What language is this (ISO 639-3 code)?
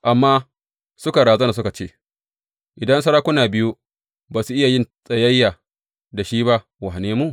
hau